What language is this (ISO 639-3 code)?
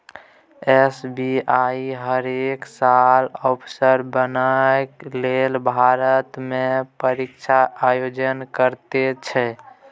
mai